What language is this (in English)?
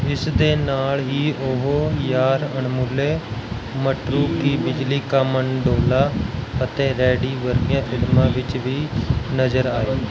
Punjabi